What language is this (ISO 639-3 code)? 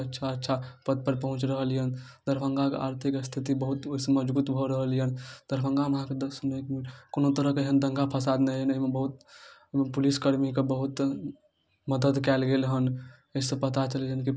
mai